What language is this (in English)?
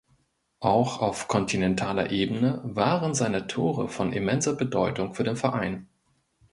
German